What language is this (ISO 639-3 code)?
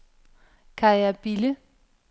dan